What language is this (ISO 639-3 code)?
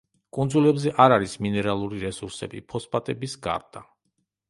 kat